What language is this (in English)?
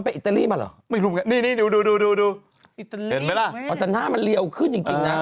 Thai